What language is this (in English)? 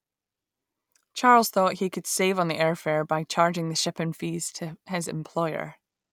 English